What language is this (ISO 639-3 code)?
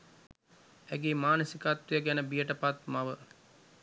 sin